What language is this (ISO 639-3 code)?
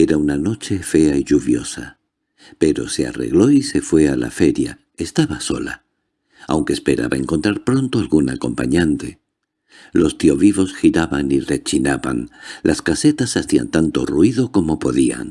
spa